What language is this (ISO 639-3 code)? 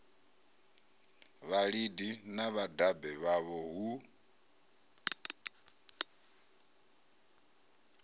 ven